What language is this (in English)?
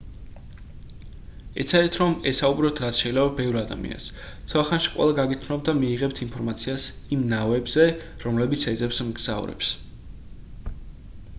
Georgian